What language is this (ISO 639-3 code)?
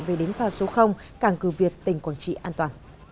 vie